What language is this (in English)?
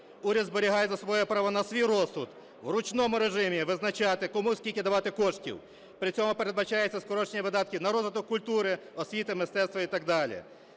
Ukrainian